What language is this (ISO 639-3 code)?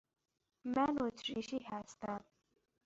fas